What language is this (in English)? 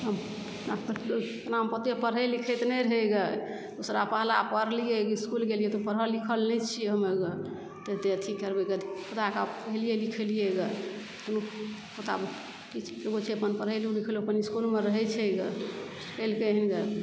Maithili